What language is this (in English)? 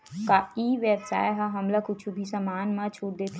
Chhattisgarhi